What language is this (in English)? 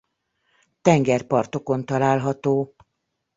Hungarian